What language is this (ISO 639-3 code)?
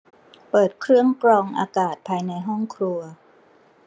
tha